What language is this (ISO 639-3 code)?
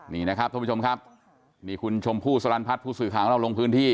tha